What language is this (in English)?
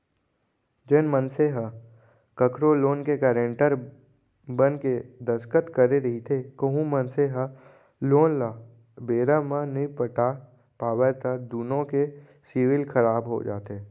Chhattisgarhi